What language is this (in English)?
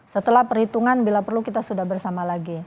Indonesian